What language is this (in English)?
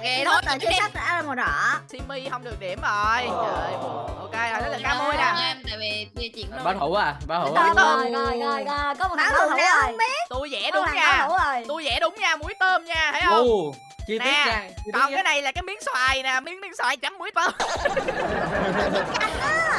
Vietnamese